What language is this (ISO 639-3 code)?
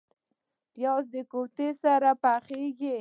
pus